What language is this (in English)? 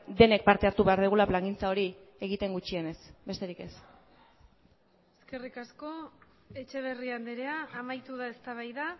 Basque